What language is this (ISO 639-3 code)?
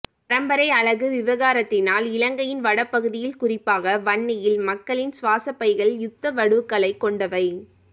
tam